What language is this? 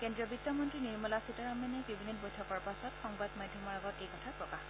Assamese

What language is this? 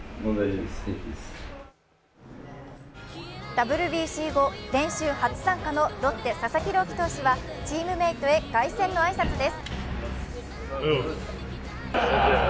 Japanese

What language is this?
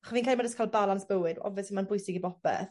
Welsh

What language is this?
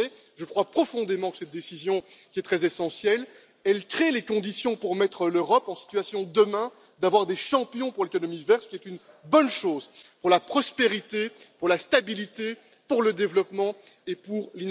French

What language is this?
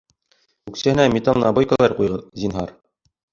Bashkir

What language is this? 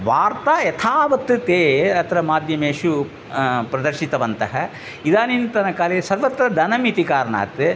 Sanskrit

